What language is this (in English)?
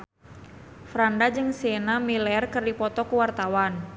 Sundanese